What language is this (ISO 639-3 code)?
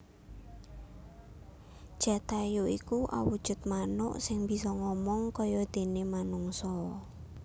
jav